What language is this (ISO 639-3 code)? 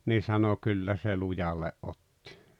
fin